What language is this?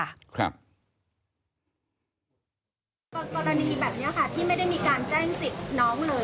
Thai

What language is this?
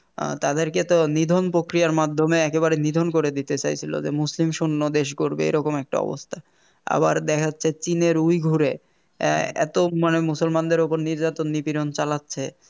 Bangla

